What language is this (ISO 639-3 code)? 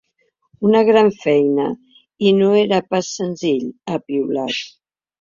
cat